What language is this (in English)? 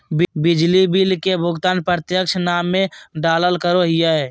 Magahi